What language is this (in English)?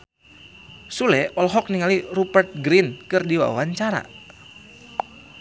Sundanese